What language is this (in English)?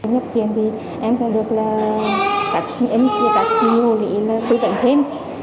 Vietnamese